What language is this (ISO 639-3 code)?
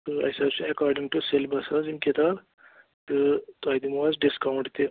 kas